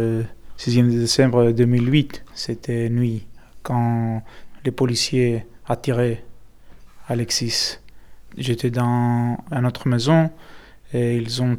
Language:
French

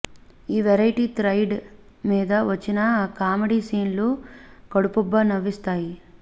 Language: Telugu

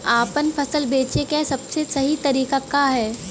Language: Bhojpuri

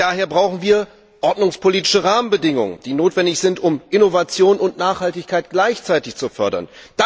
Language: German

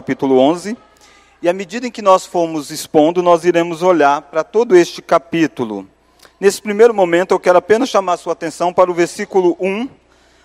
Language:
Portuguese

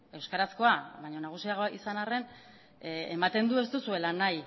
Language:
Basque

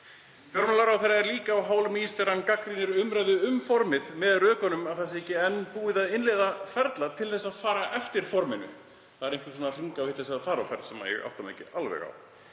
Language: Icelandic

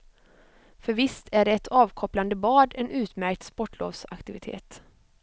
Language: Swedish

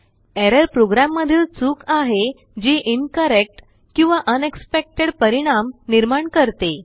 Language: Marathi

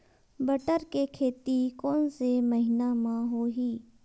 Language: Chhattisgarhi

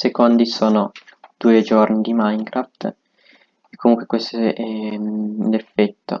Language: Italian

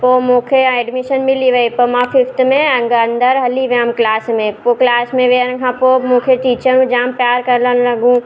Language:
Sindhi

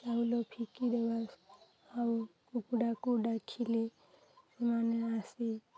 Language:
Odia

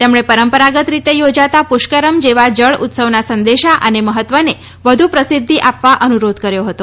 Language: Gujarati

